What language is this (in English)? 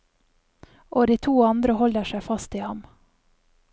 Norwegian